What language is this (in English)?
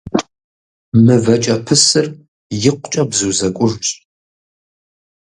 Kabardian